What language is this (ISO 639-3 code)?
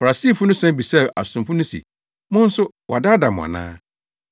aka